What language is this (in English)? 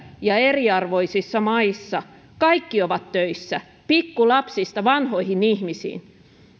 Finnish